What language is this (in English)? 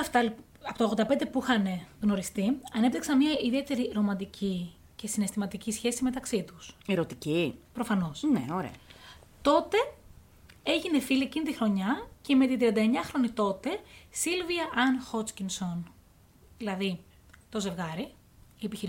Greek